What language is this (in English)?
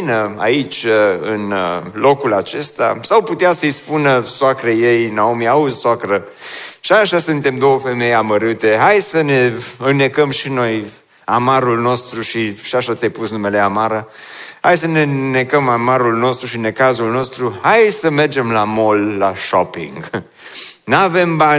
Romanian